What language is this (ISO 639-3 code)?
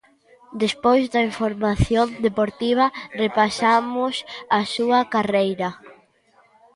glg